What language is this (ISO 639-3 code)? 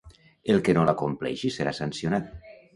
cat